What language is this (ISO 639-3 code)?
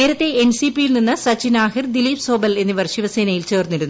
mal